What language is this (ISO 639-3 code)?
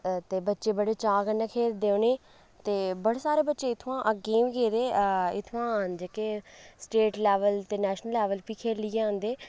doi